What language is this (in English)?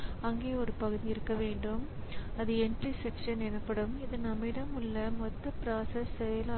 Tamil